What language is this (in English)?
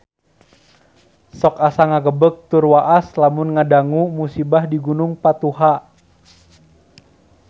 Sundanese